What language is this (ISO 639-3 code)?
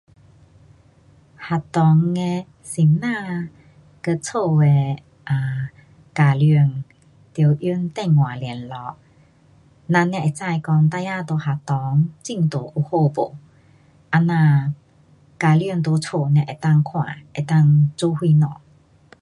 cpx